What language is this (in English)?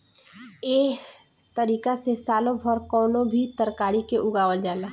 Bhojpuri